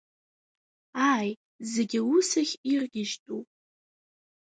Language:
Abkhazian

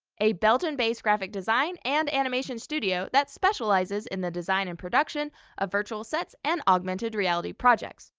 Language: English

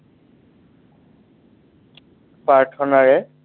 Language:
Assamese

